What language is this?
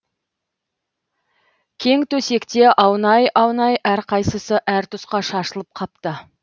Kazakh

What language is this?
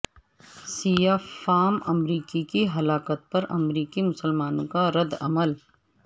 Urdu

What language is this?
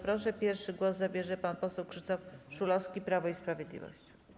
Polish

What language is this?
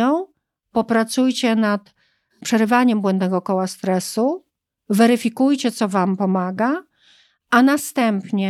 Polish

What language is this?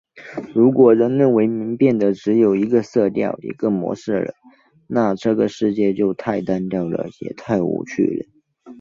Chinese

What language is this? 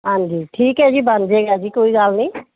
Punjabi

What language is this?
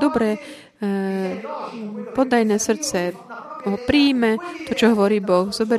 Slovak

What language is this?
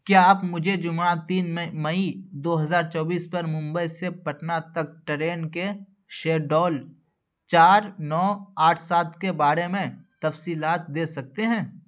Urdu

